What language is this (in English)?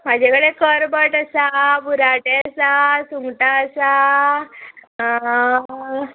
Konkani